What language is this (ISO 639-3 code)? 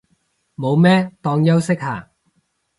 yue